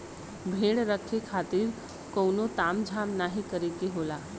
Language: Bhojpuri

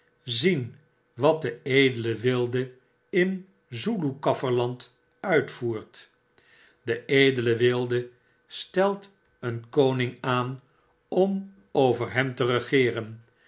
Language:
Dutch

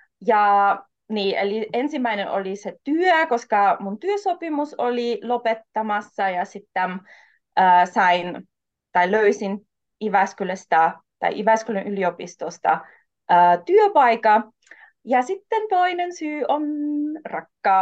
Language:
Finnish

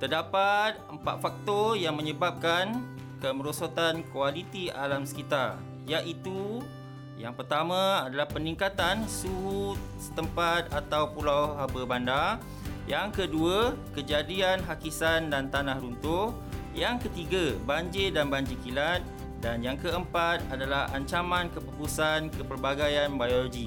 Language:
Malay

